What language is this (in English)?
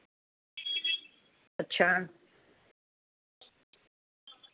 Dogri